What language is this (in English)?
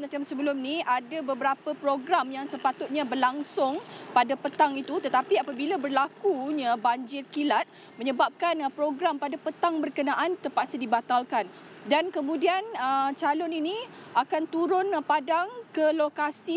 Malay